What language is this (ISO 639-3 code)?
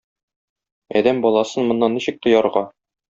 tat